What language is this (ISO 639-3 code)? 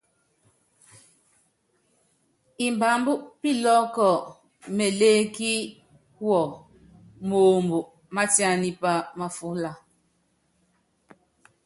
yav